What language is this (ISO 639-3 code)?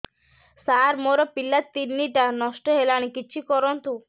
ori